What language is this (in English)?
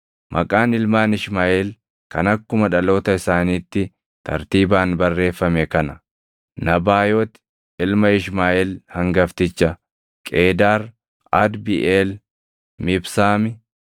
Oromo